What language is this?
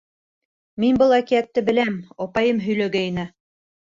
Bashkir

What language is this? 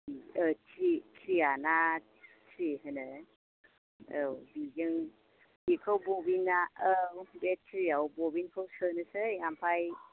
Bodo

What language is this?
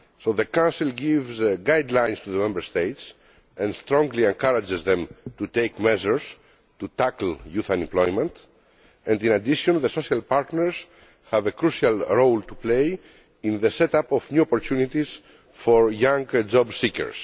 English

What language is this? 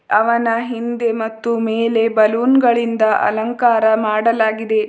Kannada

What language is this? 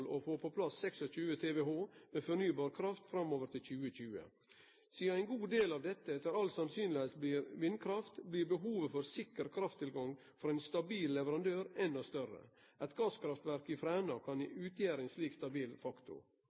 Norwegian Nynorsk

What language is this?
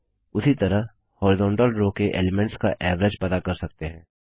Hindi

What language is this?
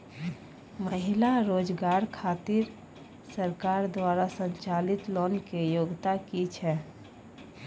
Maithili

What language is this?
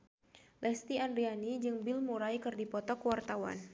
Sundanese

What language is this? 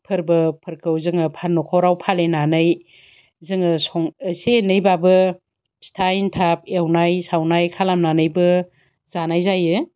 Bodo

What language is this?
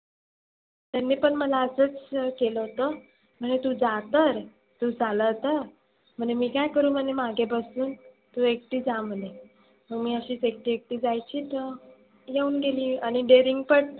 Marathi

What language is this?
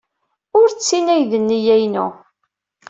Kabyle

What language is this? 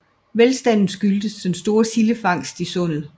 Danish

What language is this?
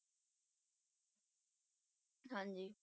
Punjabi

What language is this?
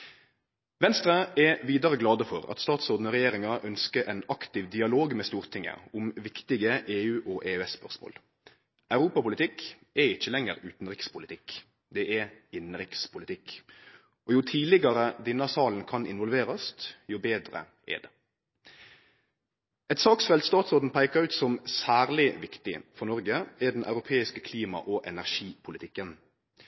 Norwegian Nynorsk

